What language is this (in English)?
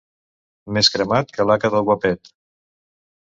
Catalan